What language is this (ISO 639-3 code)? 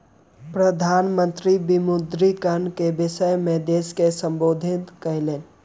mai